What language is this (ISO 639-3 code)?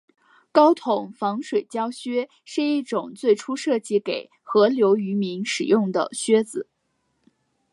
zho